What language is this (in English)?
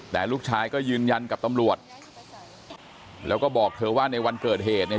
Thai